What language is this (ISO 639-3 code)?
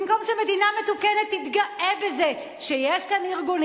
heb